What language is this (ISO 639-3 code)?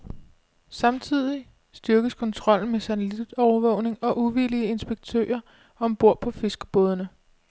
dan